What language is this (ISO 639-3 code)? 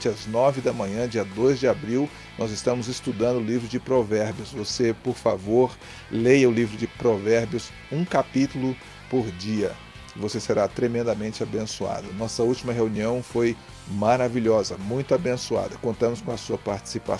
por